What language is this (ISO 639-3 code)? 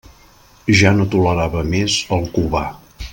cat